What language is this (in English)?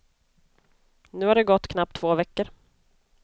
Swedish